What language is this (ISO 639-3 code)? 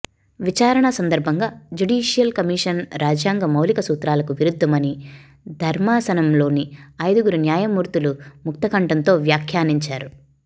tel